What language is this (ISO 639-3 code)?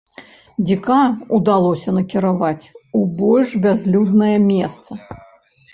bel